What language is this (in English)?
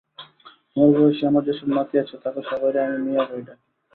Bangla